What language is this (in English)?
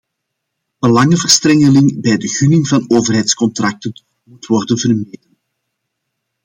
Dutch